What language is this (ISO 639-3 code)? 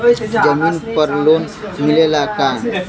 bho